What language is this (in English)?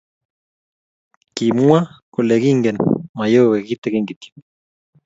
Kalenjin